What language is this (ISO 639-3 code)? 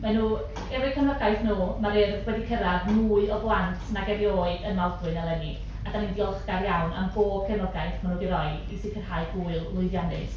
cym